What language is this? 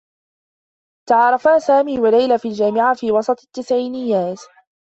Arabic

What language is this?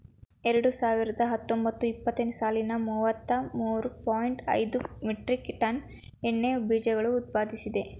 Kannada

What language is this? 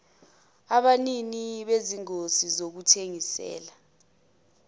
Zulu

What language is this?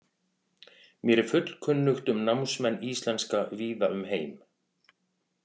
Icelandic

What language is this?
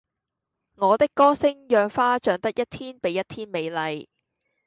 Cantonese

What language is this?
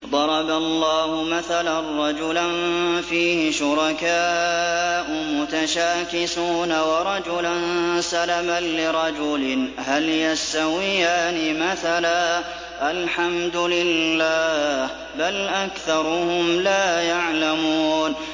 Arabic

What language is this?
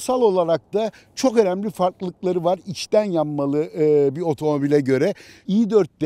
Turkish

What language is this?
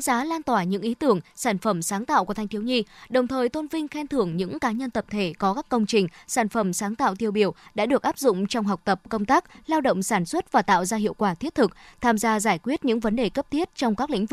Vietnamese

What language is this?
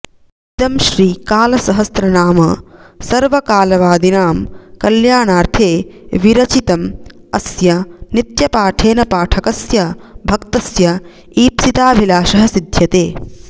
Sanskrit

